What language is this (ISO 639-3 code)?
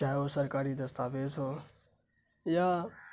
urd